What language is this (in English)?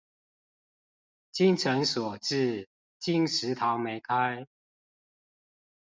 Chinese